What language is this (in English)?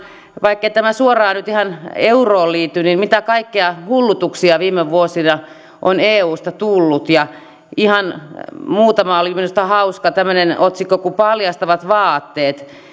Finnish